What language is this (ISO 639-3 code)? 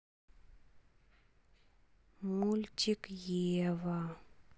rus